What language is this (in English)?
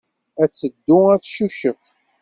Kabyle